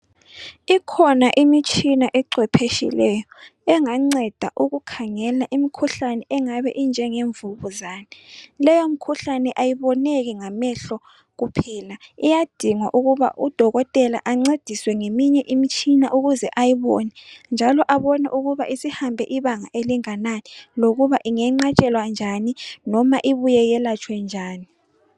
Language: North Ndebele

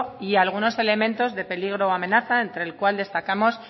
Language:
Spanish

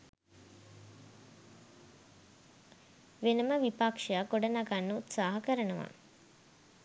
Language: Sinhala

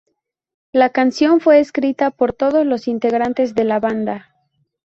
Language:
Spanish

